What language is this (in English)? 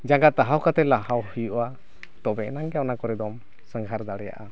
Santali